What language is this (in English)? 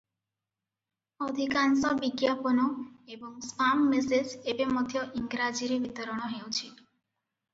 Odia